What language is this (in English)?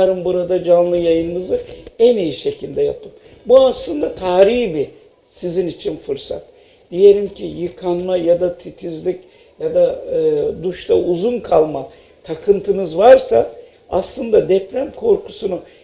Turkish